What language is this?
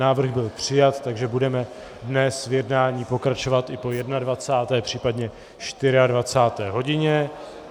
Czech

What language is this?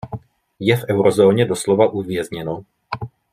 Czech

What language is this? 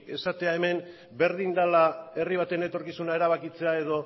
Basque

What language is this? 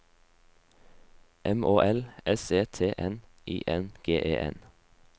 Norwegian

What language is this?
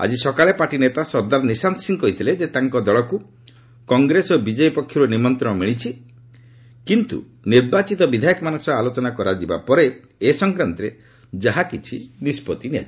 Odia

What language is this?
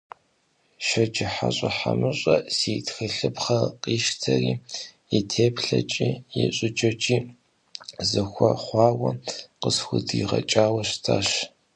Kabardian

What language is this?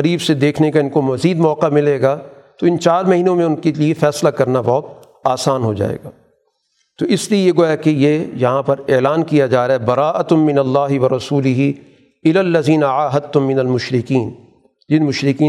Urdu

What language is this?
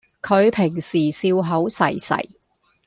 Cantonese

